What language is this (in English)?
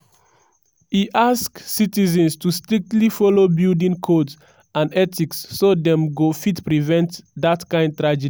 Nigerian Pidgin